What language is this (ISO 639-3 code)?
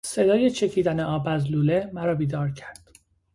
fas